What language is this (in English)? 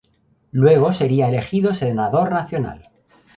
Spanish